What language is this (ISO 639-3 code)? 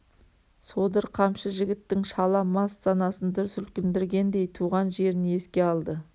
kaz